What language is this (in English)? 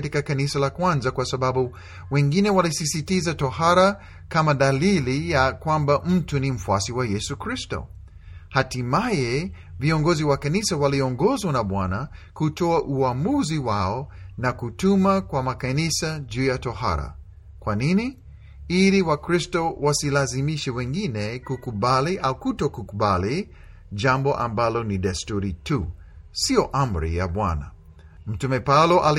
Swahili